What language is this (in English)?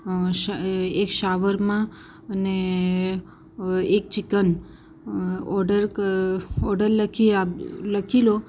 Gujarati